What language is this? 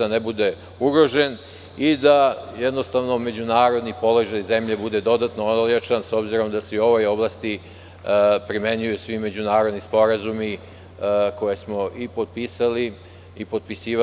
Serbian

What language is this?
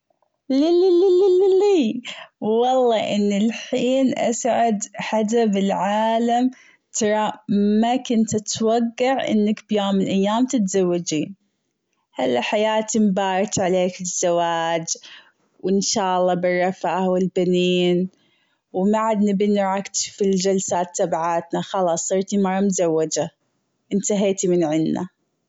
Gulf Arabic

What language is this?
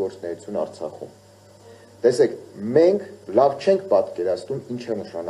Romanian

